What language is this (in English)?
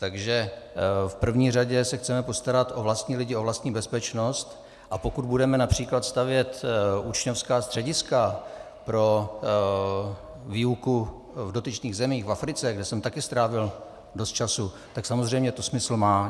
Czech